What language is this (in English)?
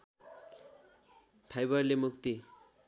Nepali